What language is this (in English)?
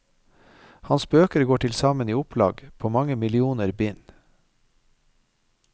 Norwegian